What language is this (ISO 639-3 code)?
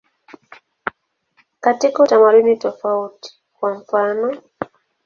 swa